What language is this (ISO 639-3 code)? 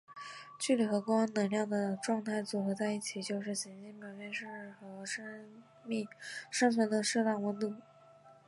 zho